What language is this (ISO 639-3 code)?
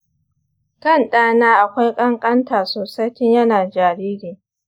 hau